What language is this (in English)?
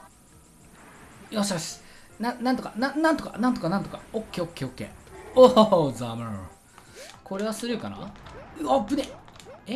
Japanese